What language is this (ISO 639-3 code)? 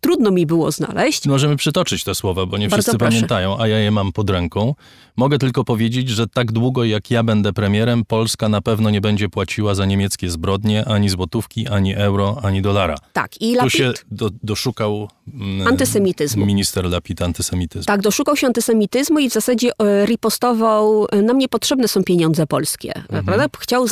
pol